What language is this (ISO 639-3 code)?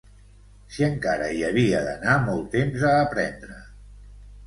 cat